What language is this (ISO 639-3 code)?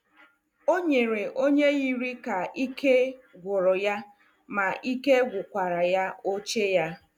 ibo